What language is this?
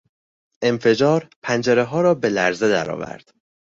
Persian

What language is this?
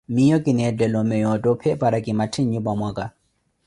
Koti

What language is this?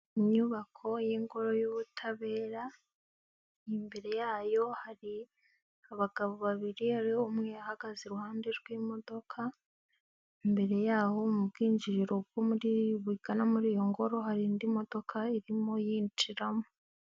Kinyarwanda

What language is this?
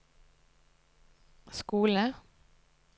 Norwegian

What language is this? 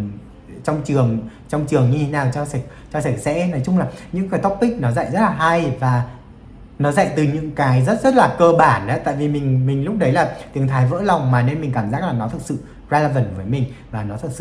Vietnamese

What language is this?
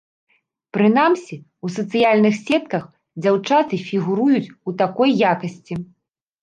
Belarusian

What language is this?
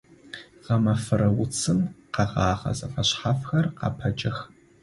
Adyghe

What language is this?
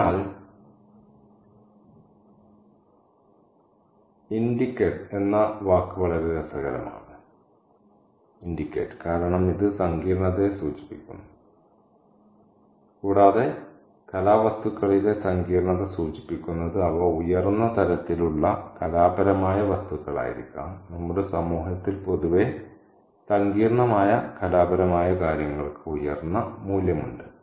Malayalam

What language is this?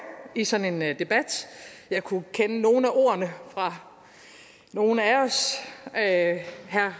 Danish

